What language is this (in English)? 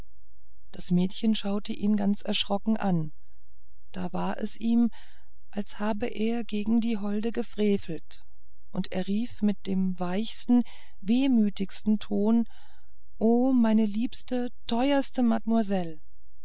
German